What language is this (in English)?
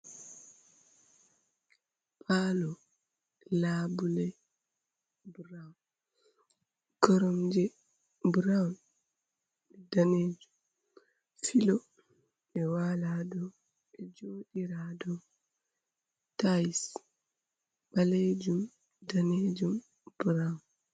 Fula